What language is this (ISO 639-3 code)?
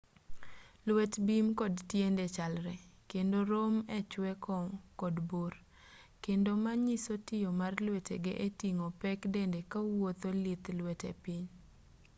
luo